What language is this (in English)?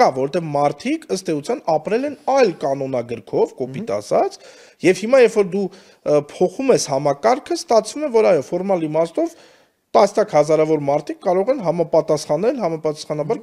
Romanian